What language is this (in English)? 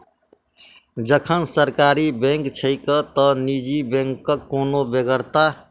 Maithili